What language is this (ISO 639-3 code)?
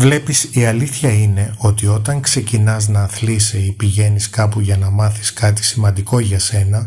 ell